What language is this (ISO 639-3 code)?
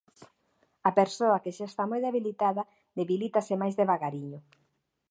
glg